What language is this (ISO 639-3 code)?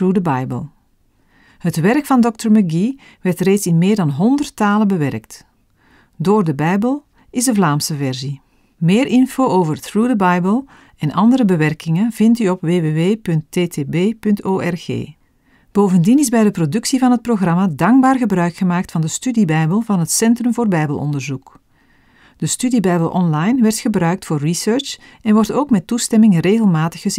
nld